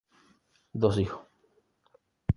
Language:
Spanish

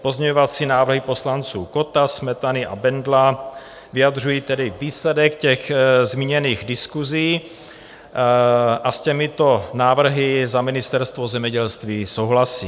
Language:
Czech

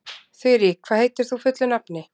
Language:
Icelandic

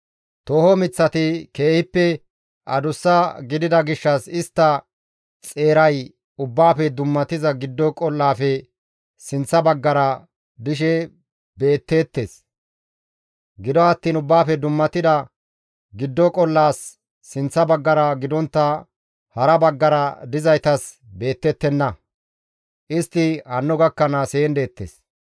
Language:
Gamo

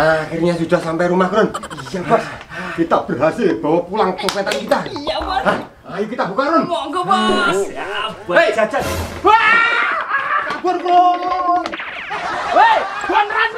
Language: Indonesian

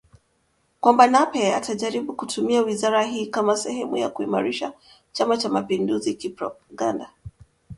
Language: Swahili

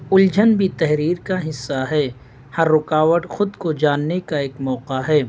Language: Urdu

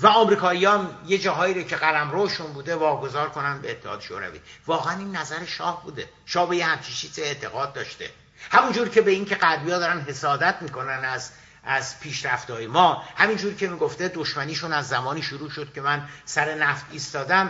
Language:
Persian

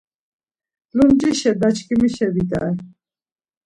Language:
Laz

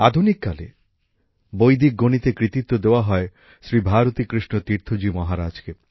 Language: Bangla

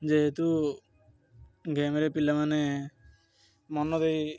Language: Odia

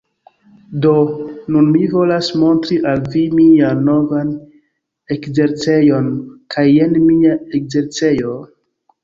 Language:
Esperanto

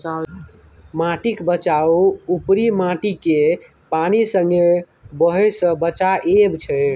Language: Maithili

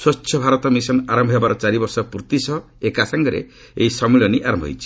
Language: Odia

